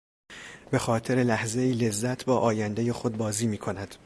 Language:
Persian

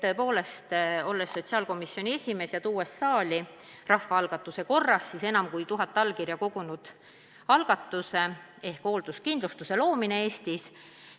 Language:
Estonian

